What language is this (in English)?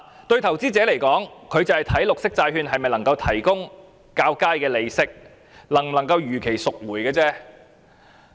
Cantonese